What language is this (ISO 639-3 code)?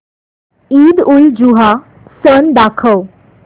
mar